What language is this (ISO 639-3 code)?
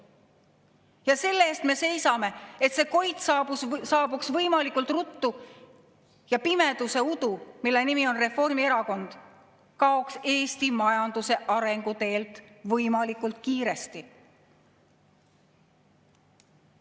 est